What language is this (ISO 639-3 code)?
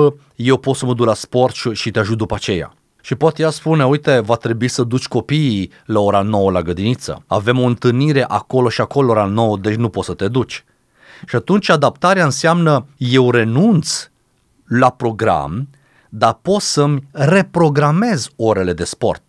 ron